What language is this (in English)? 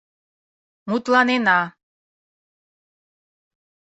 Mari